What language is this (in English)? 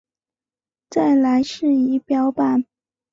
Chinese